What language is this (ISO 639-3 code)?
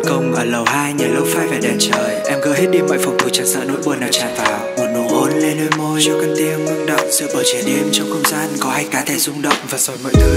vie